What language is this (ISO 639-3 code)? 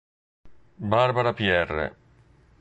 ita